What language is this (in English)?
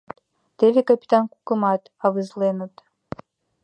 Mari